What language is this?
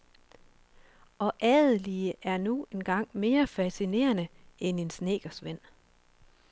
Danish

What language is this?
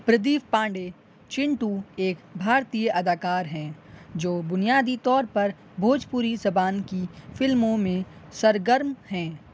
Urdu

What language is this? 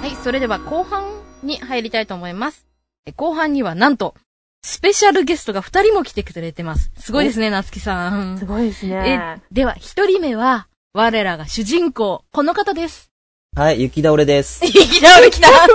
Japanese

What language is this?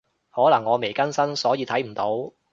Cantonese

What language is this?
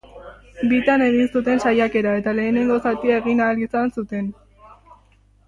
Basque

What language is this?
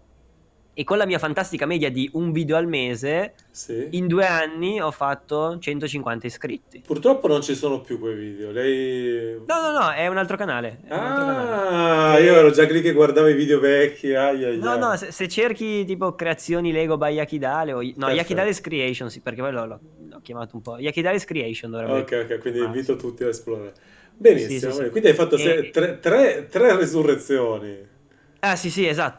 Italian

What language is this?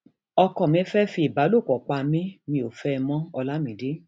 Yoruba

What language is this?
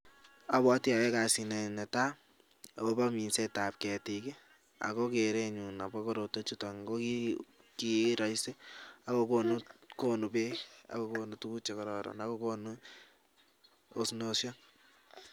Kalenjin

